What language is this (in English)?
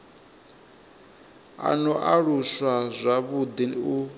Venda